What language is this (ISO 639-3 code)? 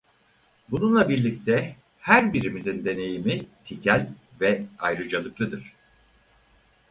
tur